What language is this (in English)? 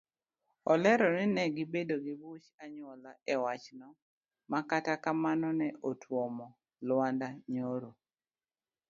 Luo (Kenya and Tanzania)